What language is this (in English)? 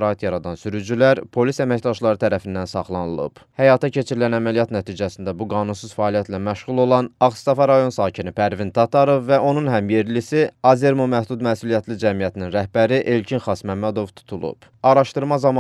Turkish